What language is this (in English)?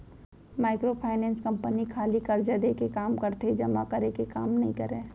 Chhattisgarhi